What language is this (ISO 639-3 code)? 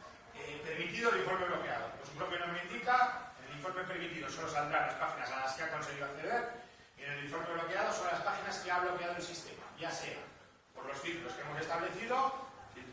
spa